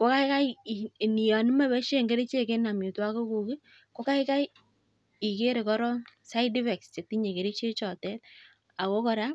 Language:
Kalenjin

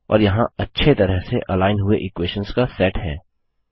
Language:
Hindi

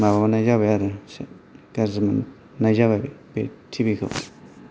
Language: Bodo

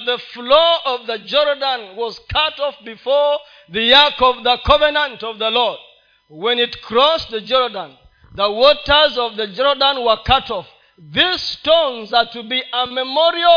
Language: Swahili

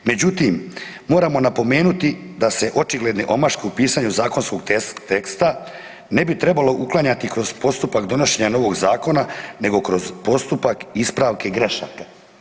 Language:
Croatian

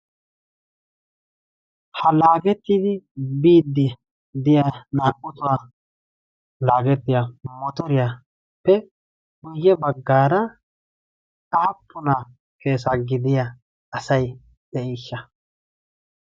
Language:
Wolaytta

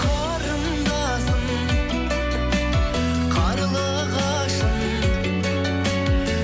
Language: Kazakh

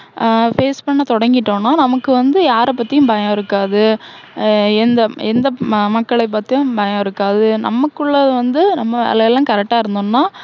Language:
Tamil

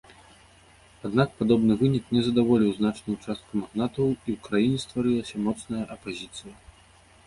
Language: Belarusian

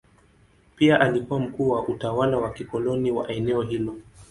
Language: Swahili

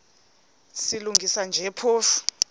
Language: Xhosa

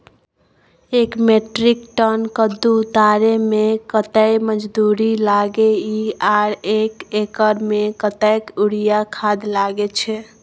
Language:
Maithili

